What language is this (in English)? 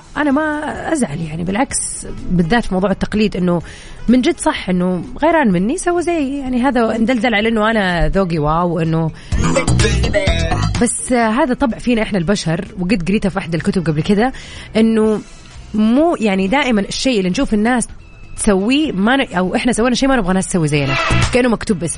Arabic